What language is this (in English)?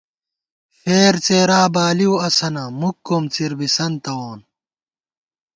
Gawar-Bati